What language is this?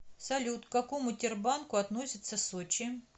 Russian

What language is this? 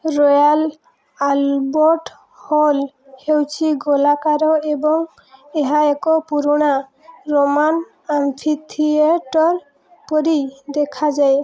Odia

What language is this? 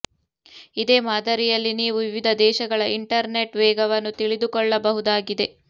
Kannada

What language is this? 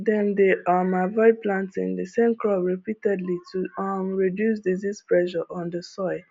Nigerian Pidgin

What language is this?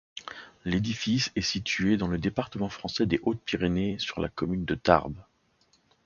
French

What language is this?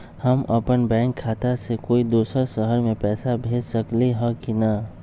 Magahi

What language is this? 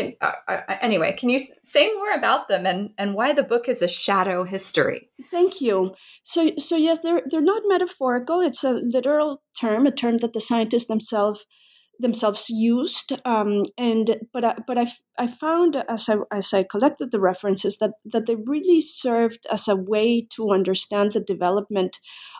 English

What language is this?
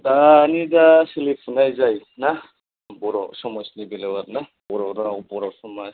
Bodo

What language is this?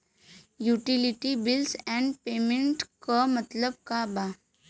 Bhojpuri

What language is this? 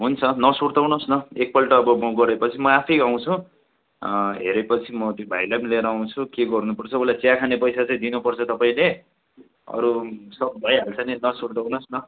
Nepali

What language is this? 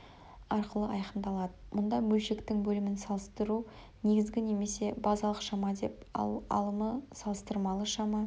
Kazakh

